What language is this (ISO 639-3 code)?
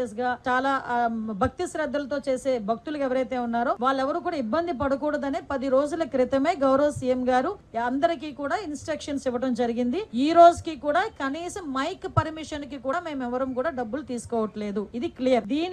tel